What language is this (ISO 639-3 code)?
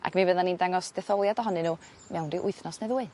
cym